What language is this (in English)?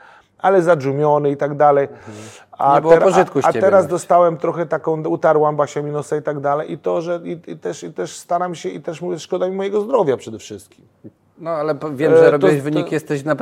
Polish